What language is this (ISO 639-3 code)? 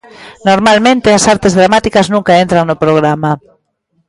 glg